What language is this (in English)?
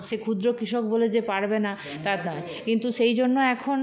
Bangla